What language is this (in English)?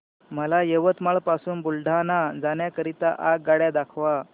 Marathi